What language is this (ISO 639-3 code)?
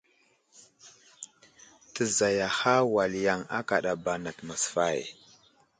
udl